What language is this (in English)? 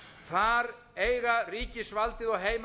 Icelandic